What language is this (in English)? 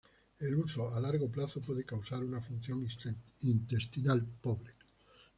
Spanish